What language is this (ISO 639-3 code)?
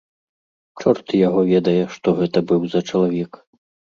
bel